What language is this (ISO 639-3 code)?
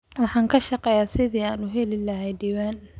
som